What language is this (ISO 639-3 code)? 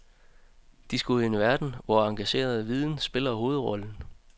dan